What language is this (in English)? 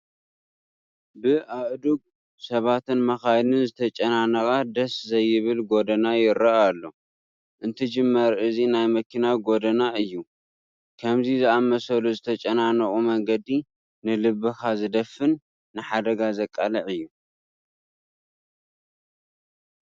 Tigrinya